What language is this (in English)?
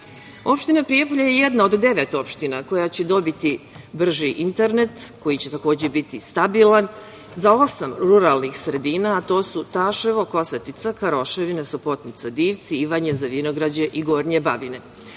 Serbian